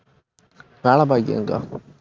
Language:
Tamil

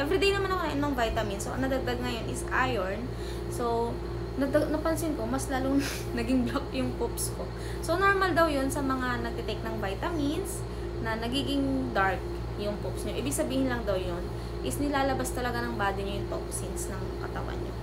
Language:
Filipino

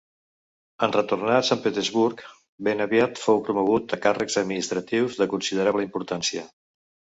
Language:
Catalan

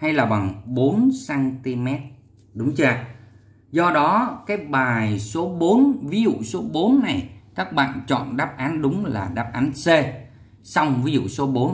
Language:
Vietnamese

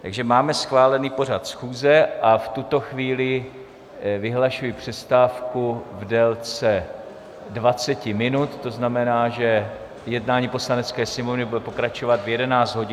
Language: Czech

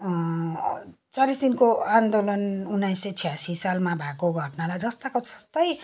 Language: Nepali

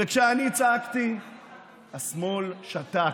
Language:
Hebrew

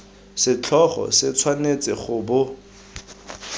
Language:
Tswana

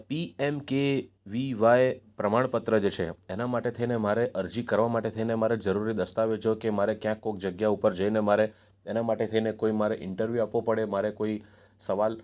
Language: Gujarati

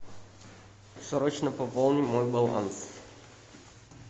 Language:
Russian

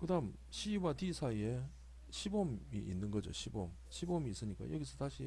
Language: Korean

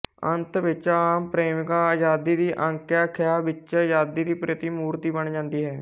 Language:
Punjabi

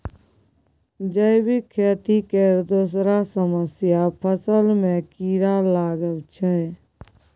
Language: Maithili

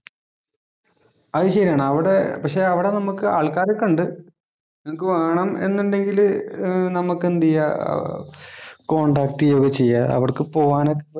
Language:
Malayalam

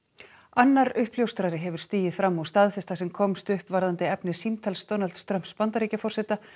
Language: Icelandic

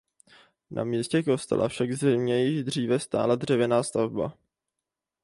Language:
Czech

